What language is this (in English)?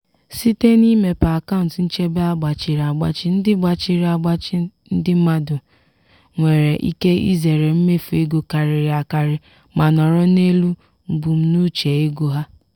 Igbo